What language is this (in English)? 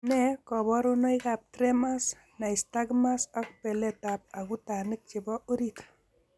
Kalenjin